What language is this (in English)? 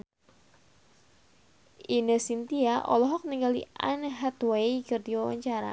Sundanese